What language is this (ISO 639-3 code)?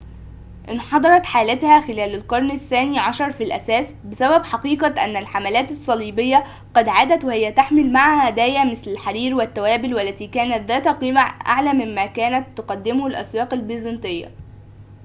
ara